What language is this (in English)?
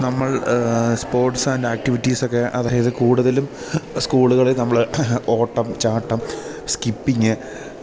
Malayalam